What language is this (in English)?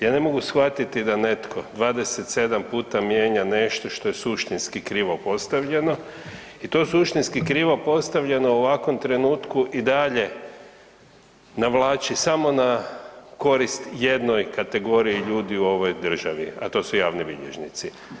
Croatian